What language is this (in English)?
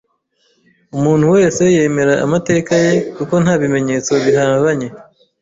Kinyarwanda